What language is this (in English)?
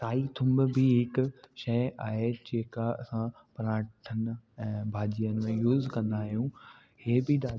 Sindhi